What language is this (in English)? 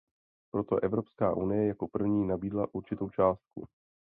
Czech